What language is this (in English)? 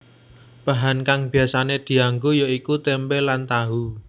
Javanese